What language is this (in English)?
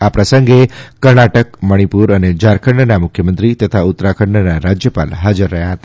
Gujarati